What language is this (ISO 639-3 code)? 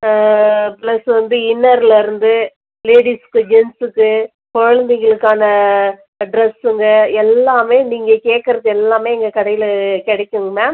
tam